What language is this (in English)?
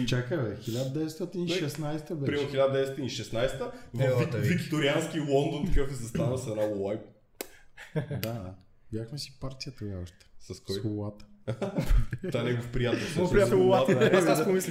Bulgarian